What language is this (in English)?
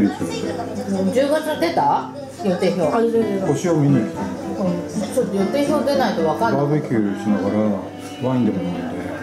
Japanese